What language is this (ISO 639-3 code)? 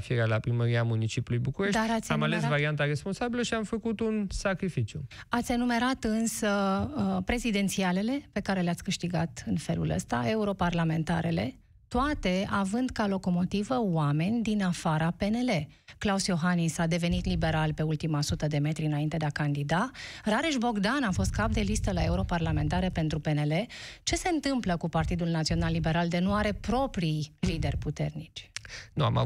ron